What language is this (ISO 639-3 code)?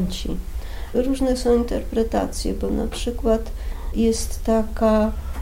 pol